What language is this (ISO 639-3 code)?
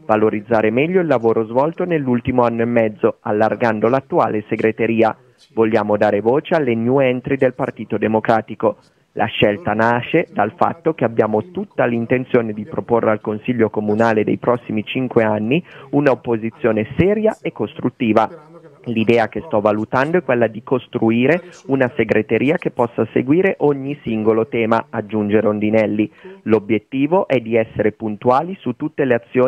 ita